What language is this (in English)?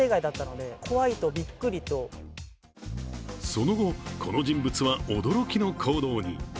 Japanese